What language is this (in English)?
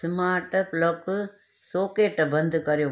Sindhi